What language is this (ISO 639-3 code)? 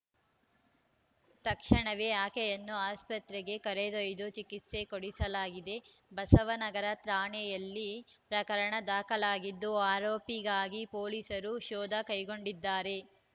kan